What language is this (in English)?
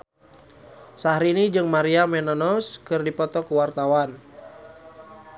Sundanese